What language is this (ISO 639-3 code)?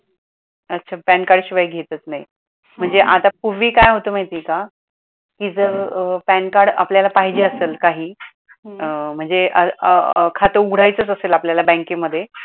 mar